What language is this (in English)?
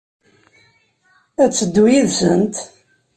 Kabyle